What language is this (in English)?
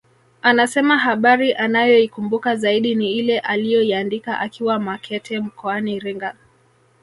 Swahili